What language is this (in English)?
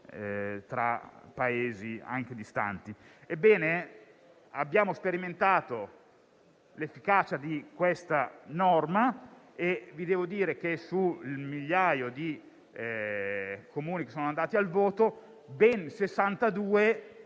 Italian